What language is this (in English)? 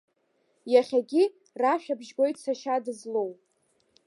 Abkhazian